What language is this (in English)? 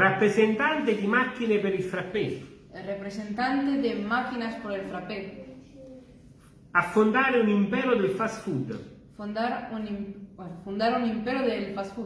Italian